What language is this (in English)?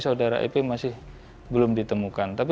Indonesian